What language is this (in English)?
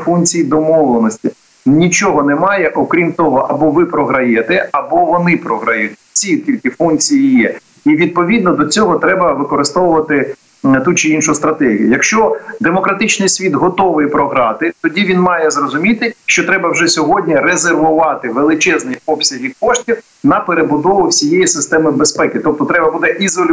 Ukrainian